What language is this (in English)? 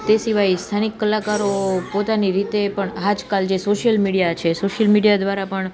Gujarati